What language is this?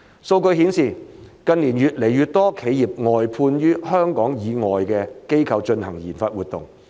Cantonese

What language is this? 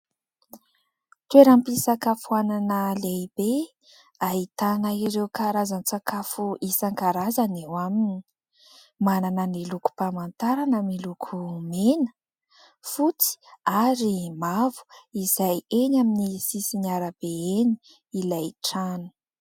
Malagasy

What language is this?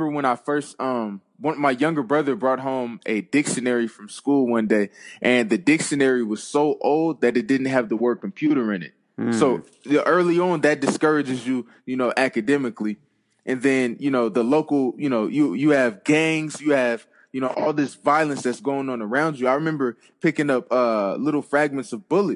English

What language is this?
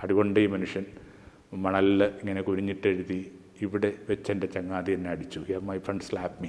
Malayalam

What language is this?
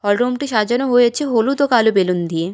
Bangla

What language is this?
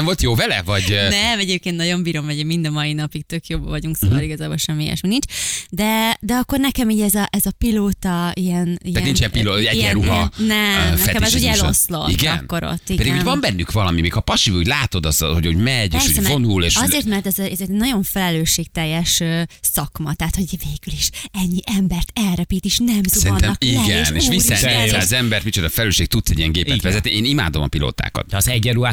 Hungarian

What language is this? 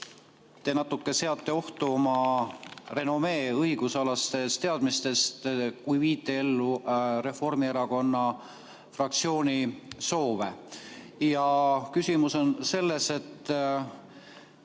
Estonian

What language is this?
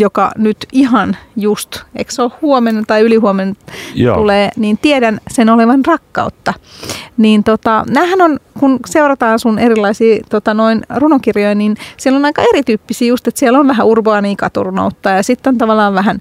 Finnish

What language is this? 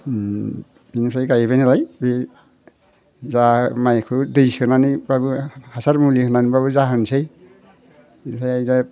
Bodo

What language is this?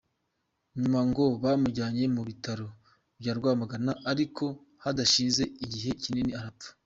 Kinyarwanda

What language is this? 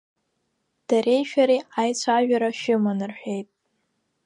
Abkhazian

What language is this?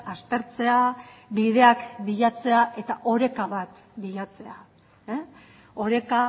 Basque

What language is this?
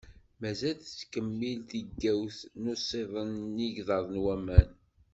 Kabyle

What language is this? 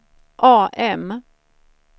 Swedish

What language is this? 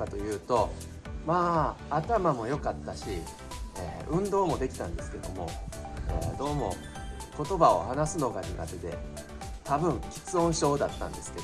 Japanese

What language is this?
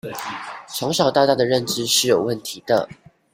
Chinese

